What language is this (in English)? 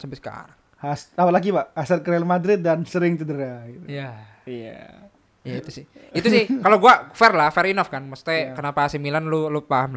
Indonesian